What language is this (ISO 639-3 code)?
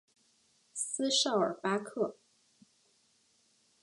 zho